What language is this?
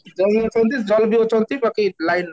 Odia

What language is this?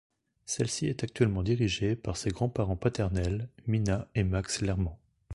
French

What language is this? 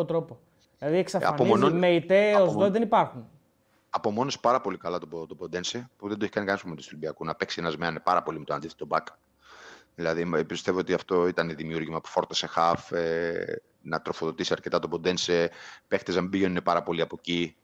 Greek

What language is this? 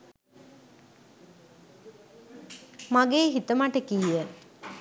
Sinhala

